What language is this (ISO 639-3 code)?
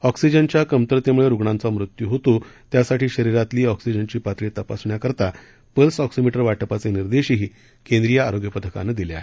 mar